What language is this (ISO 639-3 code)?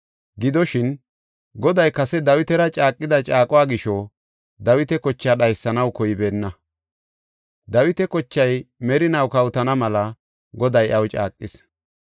gof